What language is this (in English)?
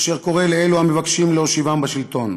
Hebrew